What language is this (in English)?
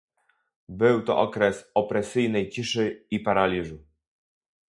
Polish